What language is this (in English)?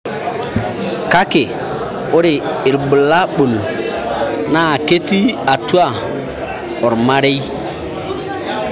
Masai